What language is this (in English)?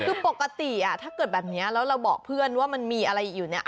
Thai